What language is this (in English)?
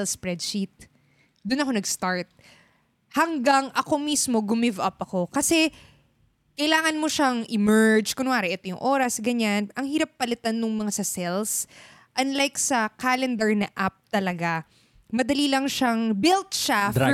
Filipino